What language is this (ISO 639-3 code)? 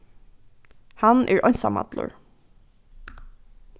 fao